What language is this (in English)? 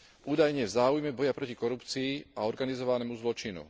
Slovak